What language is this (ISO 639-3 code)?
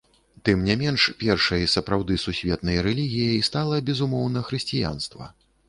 bel